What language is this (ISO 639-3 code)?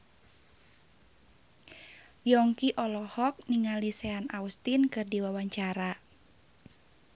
sun